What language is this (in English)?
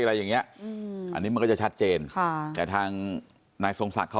Thai